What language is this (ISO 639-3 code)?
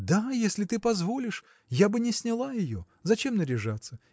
rus